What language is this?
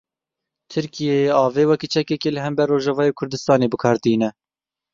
Kurdish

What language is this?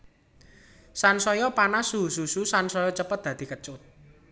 Javanese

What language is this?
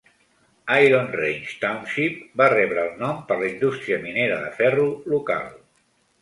Catalan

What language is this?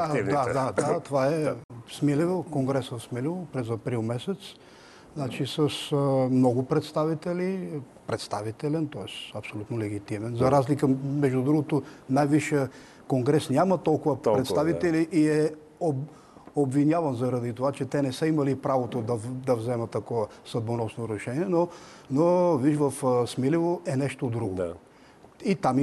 Bulgarian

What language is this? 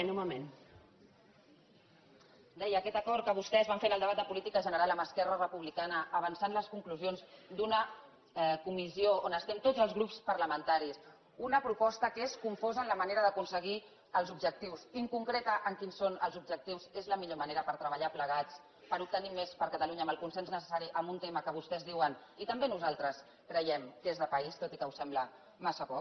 Catalan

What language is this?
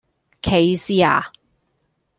Cantonese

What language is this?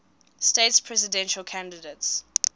English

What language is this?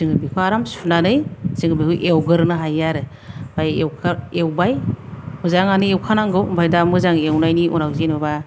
Bodo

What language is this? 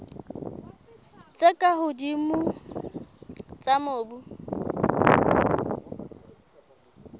Southern Sotho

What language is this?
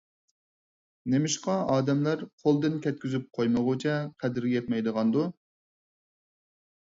Uyghur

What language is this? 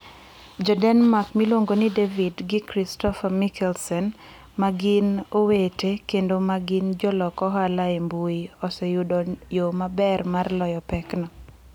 Luo (Kenya and Tanzania)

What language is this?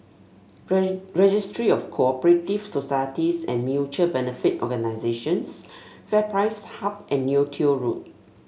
English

